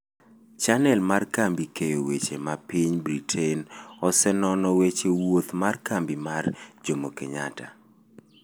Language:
Luo (Kenya and Tanzania)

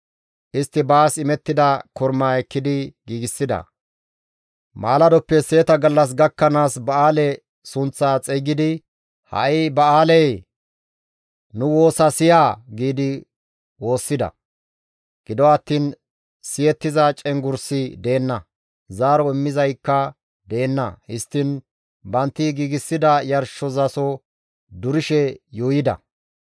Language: Gamo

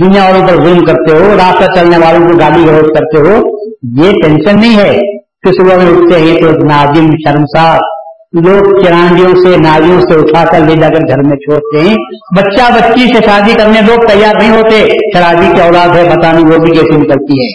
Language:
Urdu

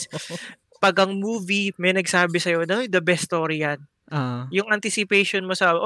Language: Filipino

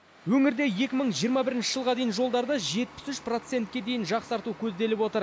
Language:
Kazakh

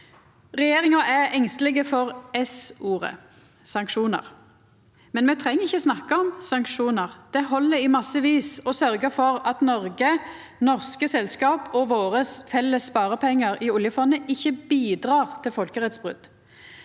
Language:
Norwegian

